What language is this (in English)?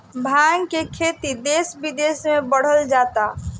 Bhojpuri